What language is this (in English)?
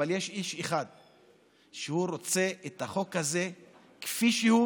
Hebrew